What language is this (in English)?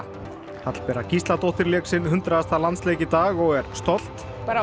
Icelandic